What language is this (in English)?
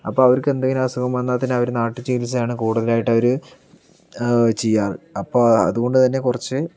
Malayalam